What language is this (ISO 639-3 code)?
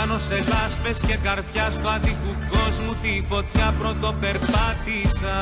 ell